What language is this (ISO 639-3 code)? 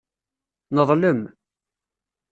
kab